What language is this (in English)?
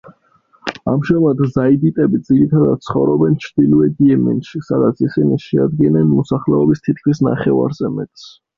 Georgian